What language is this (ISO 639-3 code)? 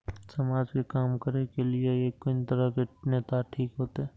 mai